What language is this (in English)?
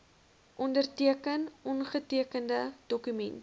Afrikaans